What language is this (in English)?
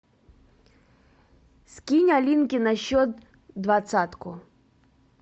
Russian